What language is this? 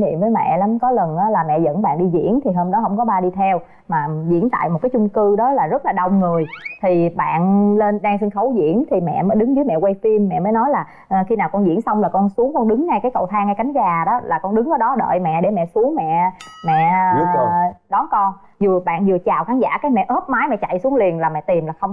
Vietnamese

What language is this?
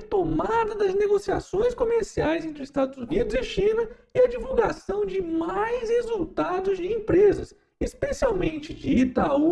Portuguese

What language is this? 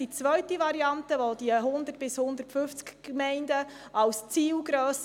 Swiss German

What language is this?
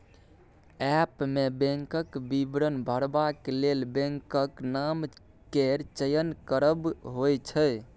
Maithili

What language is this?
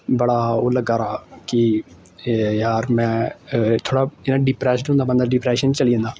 Dogri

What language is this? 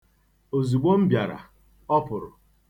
Igbo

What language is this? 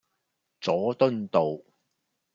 Cantonese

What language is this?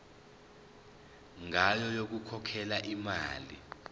Zulu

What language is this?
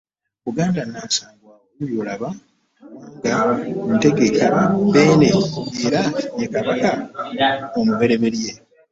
Ganda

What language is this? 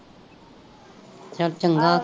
Punjabi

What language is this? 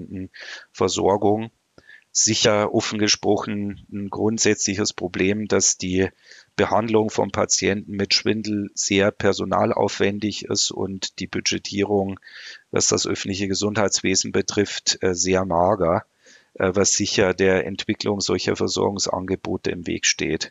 German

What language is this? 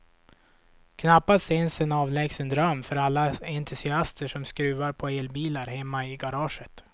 Swedish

